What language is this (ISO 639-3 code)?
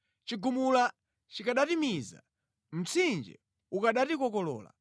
nya